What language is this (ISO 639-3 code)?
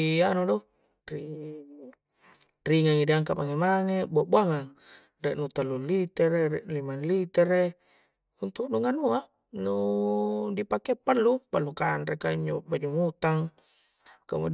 kjc